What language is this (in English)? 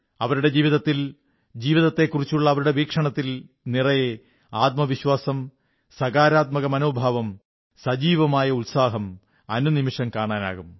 Malayalam